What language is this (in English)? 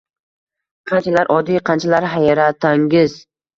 Uzbek